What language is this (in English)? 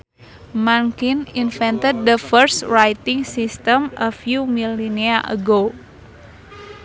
Sundanese